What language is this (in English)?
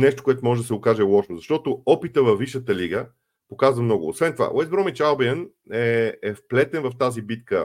Bulgarian